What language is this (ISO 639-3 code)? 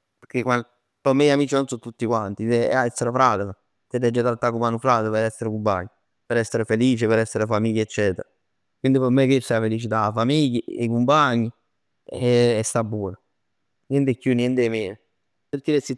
nap